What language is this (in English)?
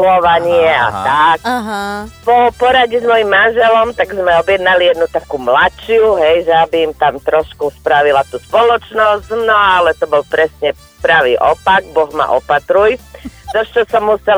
Slovak